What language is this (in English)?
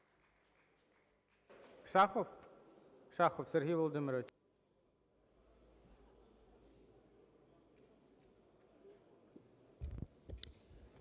Ukrainian